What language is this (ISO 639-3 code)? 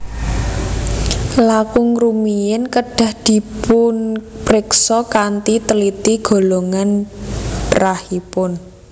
jav